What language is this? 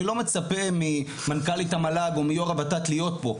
Hebrew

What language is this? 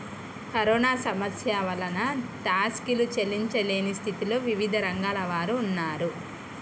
Telugu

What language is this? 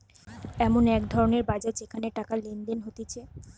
Bangla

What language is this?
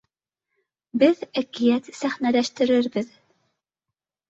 Bashkir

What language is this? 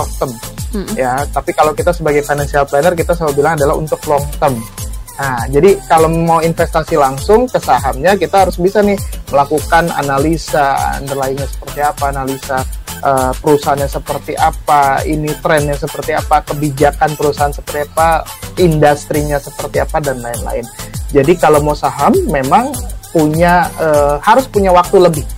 Indonesian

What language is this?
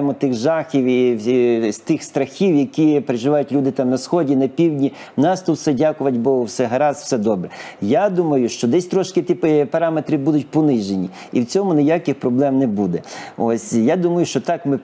Ukrainian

